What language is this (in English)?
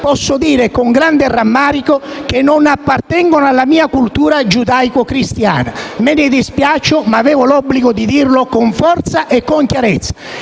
Italian